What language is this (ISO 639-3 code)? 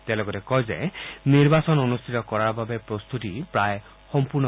asm